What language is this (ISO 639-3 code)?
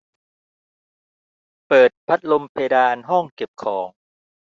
tha